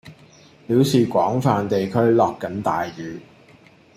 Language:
Cantonese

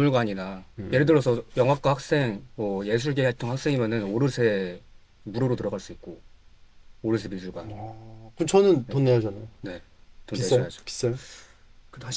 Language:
Korean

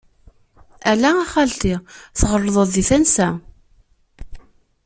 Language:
Kabyle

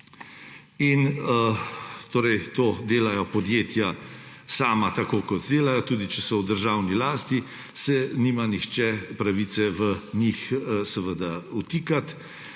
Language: Slovenian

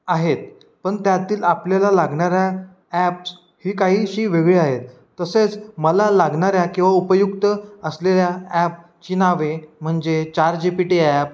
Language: Marathi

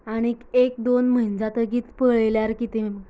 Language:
Konkani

